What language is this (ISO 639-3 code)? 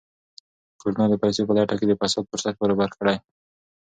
pus